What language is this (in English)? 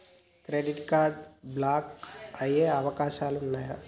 Telugu